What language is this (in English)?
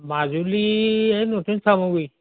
Assamese